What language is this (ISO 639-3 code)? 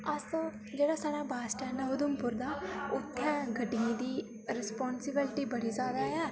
doi